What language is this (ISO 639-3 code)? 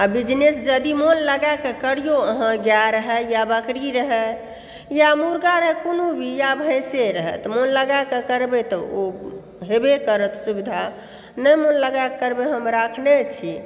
mai